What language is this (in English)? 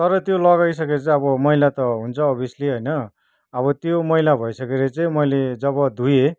Nepali